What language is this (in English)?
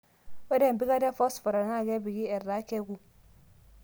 Masai